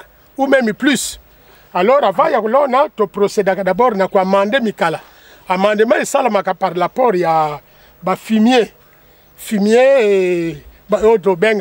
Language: French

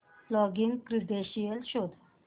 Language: Marathi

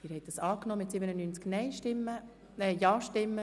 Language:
Swiss German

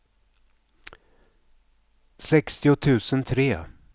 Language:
Swedish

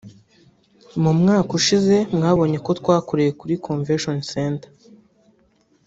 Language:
Kinyarwanda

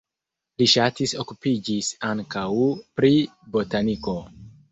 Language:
Esperanto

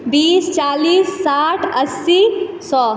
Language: Maithili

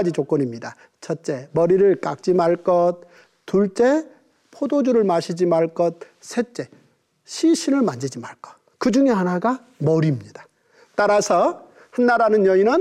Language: Korean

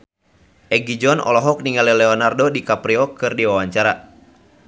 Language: Sundanese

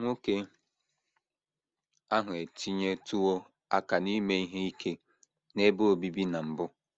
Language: Igbo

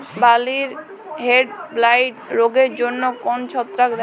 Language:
Bangla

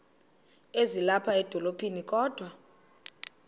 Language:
Xhosa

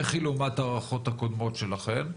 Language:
Hebrew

